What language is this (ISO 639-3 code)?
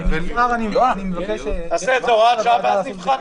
heb